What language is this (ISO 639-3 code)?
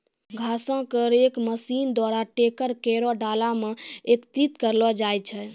mai